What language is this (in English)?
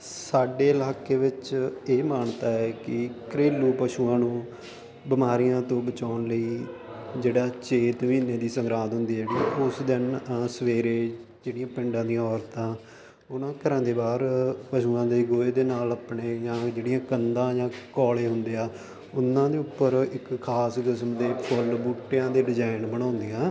Punjabi